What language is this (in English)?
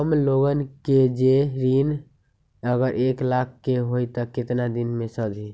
Magahi